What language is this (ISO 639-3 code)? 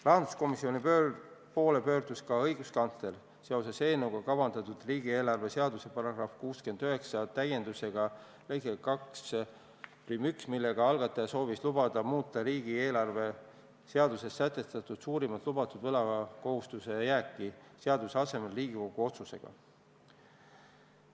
est